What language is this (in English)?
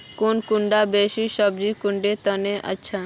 Magahi